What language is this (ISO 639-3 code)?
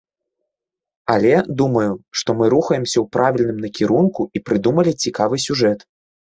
bel